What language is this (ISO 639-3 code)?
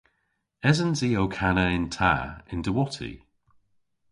cor